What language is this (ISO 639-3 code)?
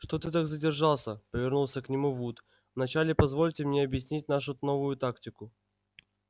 rus